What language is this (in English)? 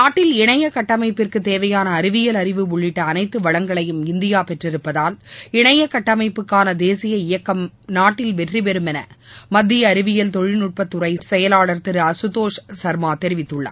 Tamil